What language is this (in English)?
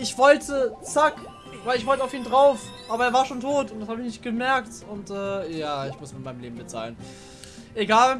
German